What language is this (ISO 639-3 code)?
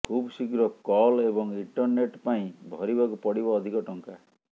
ori